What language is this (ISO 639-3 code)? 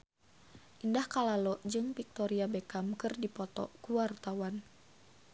sun